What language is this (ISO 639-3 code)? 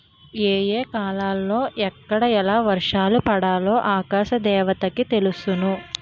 tel